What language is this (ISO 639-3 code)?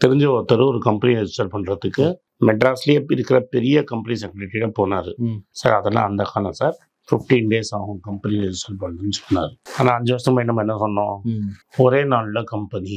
tam